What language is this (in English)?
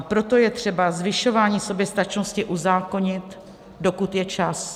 Czech